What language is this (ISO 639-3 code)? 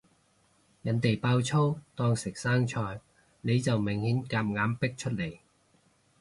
yue